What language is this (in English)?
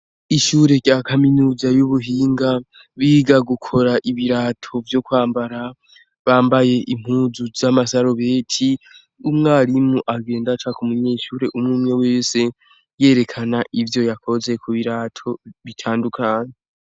Rundi